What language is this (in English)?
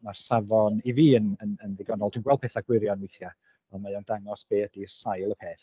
Welsh